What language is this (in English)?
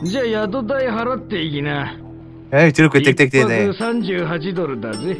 Korean